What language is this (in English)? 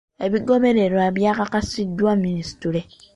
Ganda